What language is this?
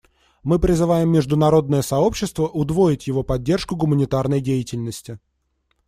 Russian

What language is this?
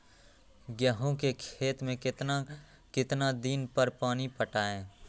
Magahi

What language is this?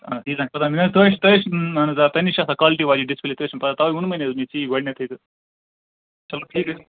Kashmiri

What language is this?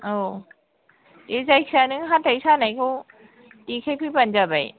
Bodo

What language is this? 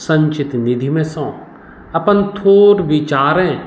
Maithili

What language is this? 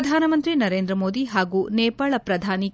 Kannada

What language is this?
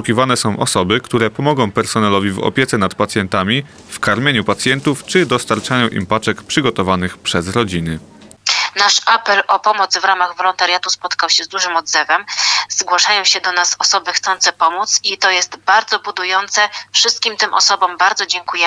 Polish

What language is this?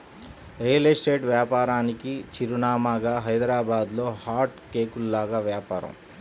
Telugu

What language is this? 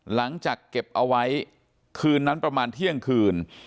Thai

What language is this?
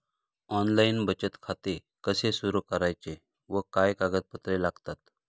Marathi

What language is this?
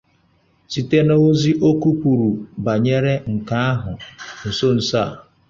Igbo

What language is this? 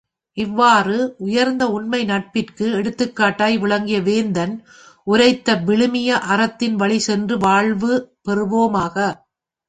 Tamil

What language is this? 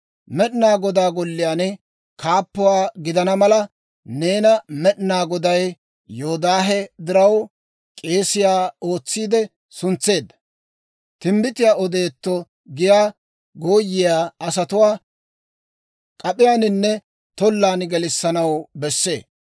Dawro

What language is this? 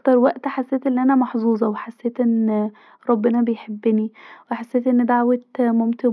Egyptian Arabic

